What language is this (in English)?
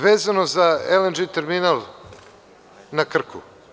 Serbian